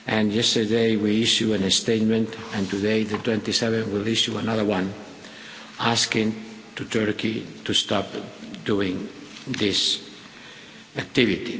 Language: English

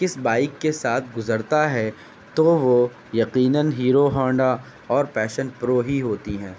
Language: Urdu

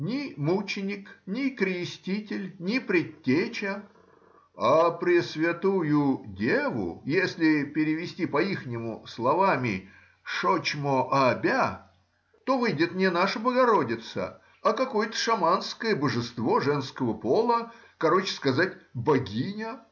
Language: Russian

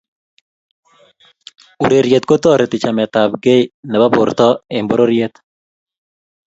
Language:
Kalenjin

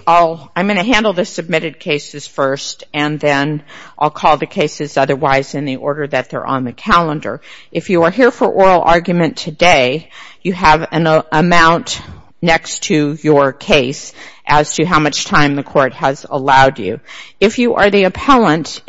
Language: English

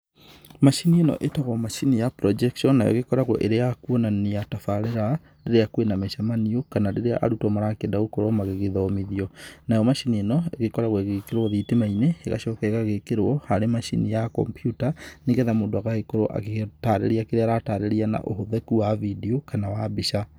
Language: Kikuyu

